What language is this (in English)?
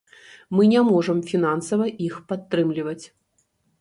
Belarusian